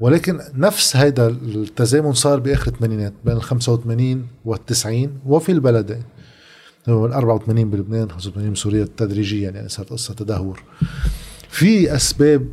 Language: Arabic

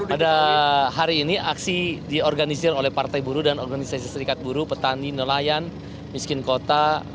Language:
Indonesian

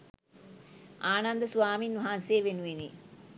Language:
Sinhala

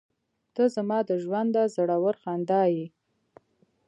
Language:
Pashto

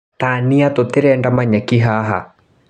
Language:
Kikuyu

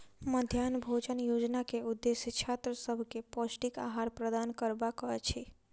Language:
Maithili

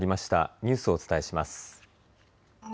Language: Japanese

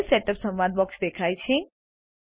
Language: Gujarati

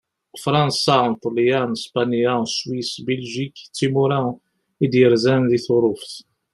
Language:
Kabyle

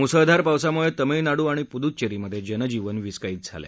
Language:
Marathi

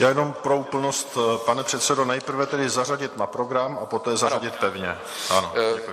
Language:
Czech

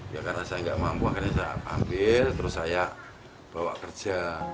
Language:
Indonesian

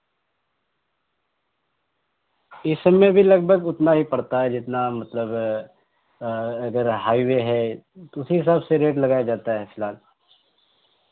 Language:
Urdu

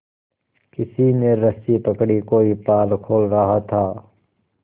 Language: Hindi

